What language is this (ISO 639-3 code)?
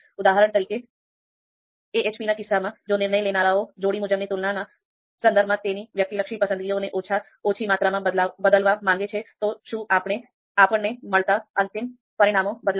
guj